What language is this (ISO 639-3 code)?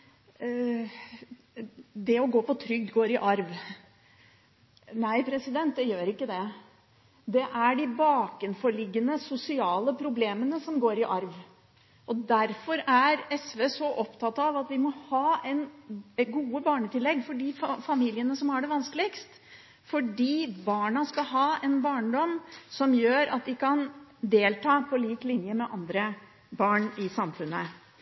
nob